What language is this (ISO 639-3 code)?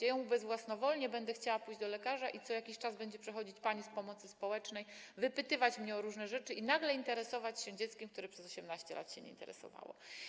pol